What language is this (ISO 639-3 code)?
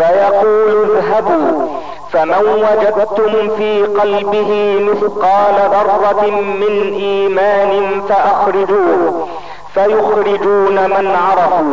ara